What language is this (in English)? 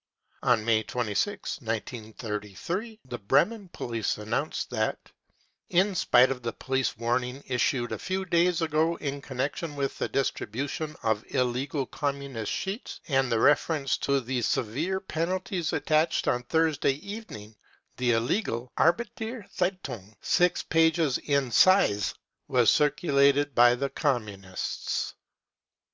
English